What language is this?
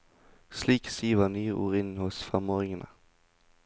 Norwegian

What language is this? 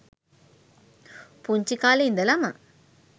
Sinhala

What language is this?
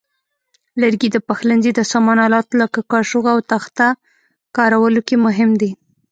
Pashto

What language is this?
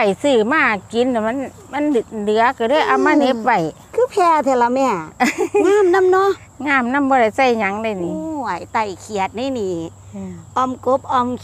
Thai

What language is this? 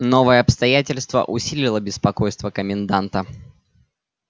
Russian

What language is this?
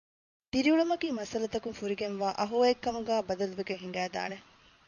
Divehi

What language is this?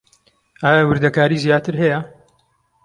Central Kurdish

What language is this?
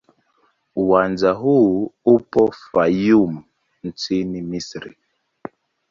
Swahili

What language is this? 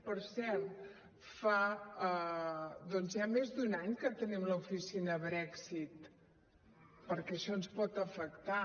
Catalan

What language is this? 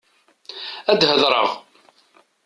Kabyle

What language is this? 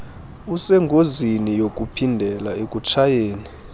Xhosa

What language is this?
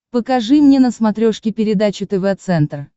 Russian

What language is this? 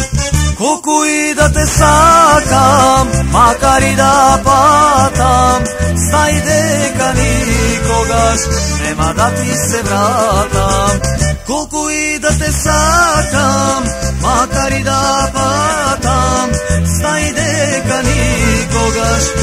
Romanian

